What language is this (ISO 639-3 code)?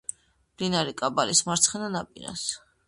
kat